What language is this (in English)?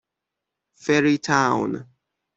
Persian